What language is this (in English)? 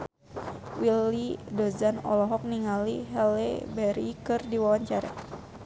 Sundanese